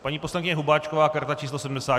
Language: Czech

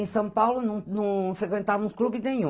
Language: Portuguese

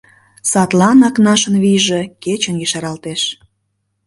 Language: Mari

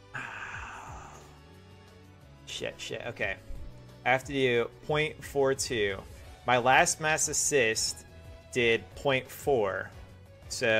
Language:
English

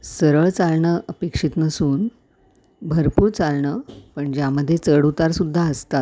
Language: Marathi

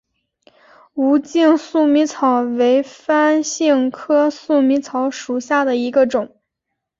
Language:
Chinese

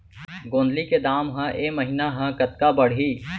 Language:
Chhattisgarhi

